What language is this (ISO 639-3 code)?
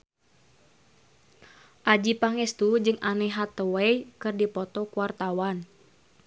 sun